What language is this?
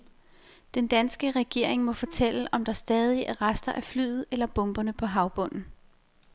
Danish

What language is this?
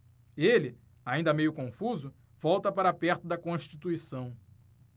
Portuguese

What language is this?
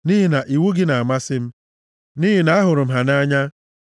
Igbo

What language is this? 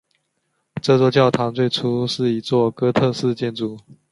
Chinese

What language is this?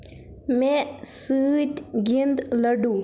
Kashmiri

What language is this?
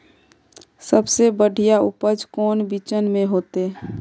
Magahi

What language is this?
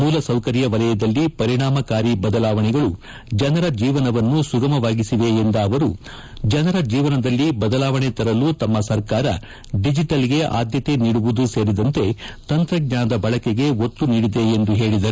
Kannada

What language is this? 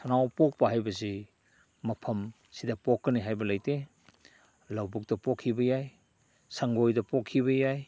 Manipuri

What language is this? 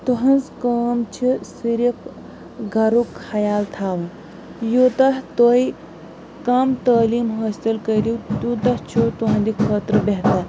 Kashmiri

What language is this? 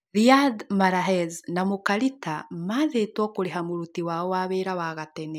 Kikuyu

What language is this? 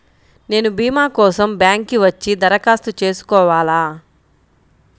Telugu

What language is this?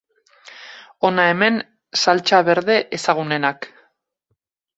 Basque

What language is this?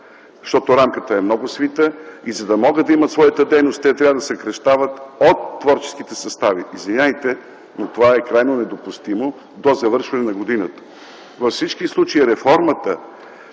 Bulgarian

